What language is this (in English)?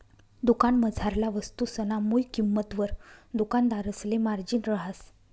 Marathi